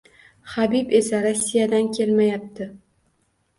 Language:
Uzbek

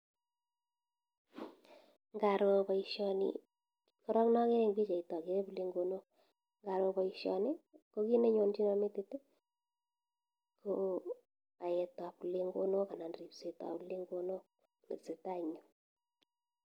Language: Kalenjin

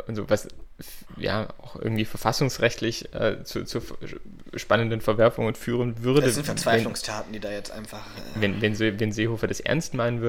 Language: German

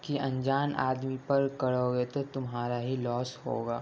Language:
Urdu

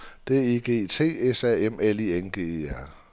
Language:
Danish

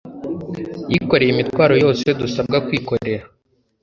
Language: Kinyarwanda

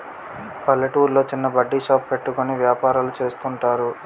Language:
Telugu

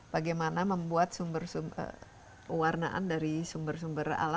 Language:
Indonesian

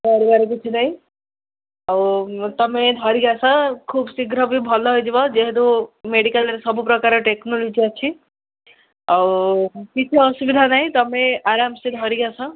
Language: Odia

